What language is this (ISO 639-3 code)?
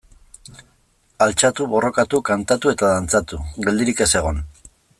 eus